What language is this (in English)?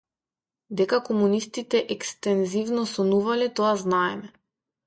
Macedonian